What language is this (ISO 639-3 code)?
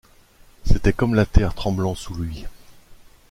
fra